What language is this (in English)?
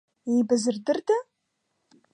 Abkhazian